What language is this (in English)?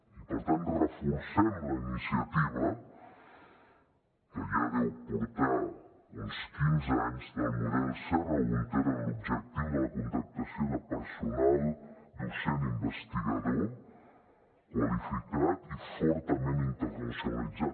Catalan